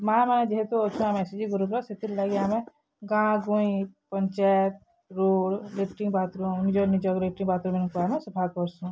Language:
Odia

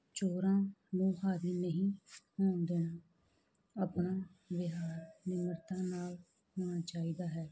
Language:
Punjabi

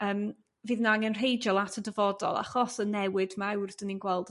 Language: Welsh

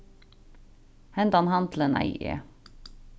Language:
Faroese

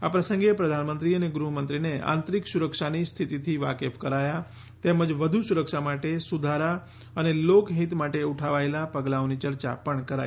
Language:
Gujarati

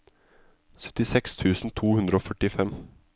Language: Norwegian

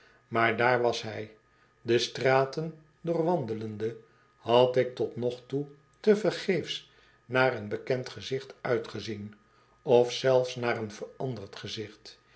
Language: Dutch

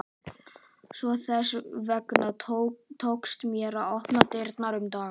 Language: Icelandic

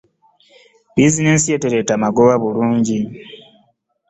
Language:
Ganda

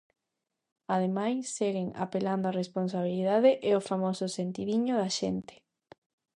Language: Galician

